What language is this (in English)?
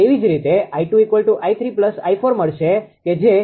Gujarati